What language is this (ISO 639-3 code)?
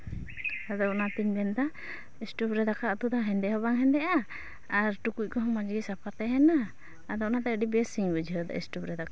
sat